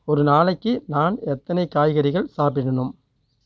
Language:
Tamil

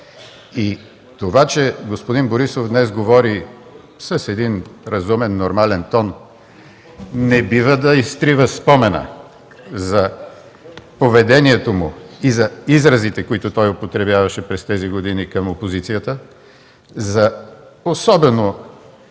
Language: Bulgarian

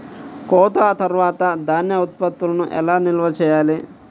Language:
Telugu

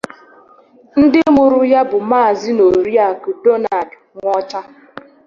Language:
Igbo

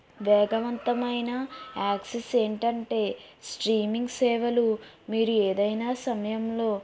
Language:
Telugu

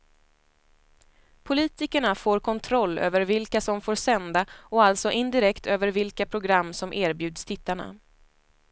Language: Swedish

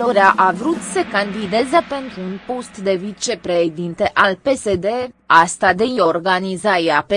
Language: Romanian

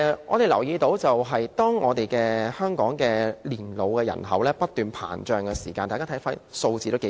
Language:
Cantonese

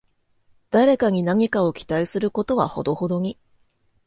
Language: Japanese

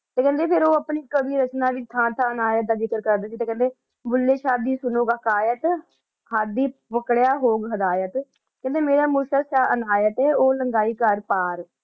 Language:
Punjabi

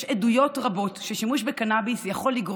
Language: Hebrew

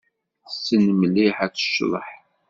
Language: Kabyle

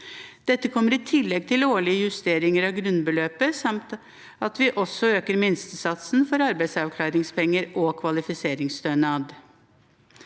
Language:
Norwegian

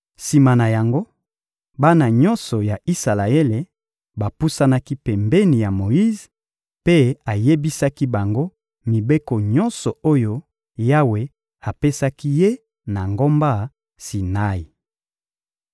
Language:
Lingala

